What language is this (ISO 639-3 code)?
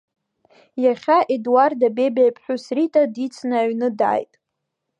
abk